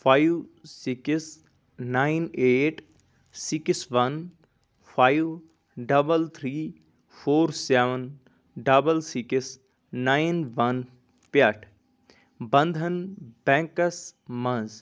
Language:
Kashmiri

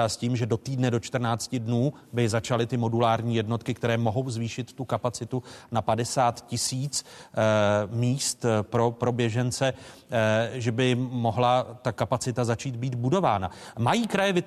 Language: Czech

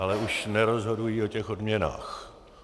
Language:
Czech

